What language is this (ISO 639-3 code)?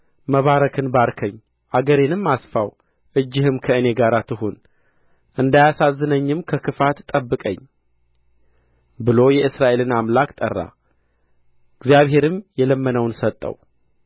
amh